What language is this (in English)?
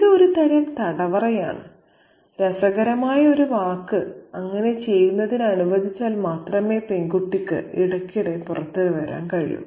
Malayalam